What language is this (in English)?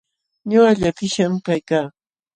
Jauja Wanca Quechua